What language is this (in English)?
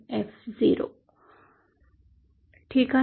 Marathi